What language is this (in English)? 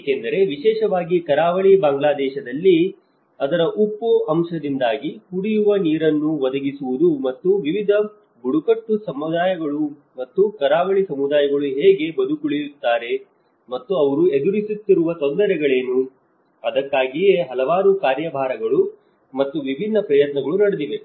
Kannada